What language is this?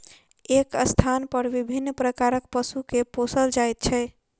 Maithili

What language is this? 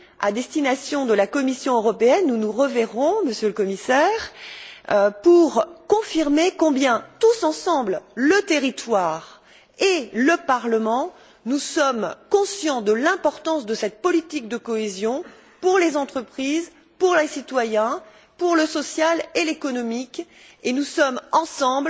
French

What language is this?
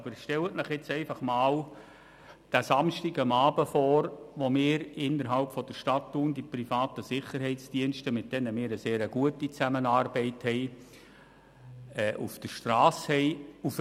Swiss German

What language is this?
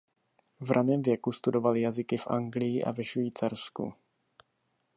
Czech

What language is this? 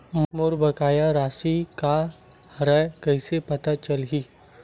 Chhattisgarhi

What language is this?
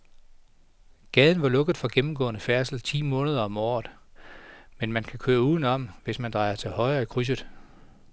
Danish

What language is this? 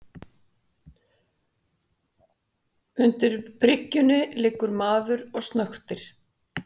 Icelandic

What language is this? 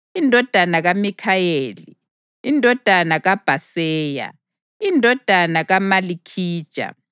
North Ndebele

